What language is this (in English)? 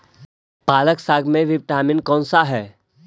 Magahi